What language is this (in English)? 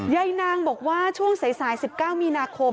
Thai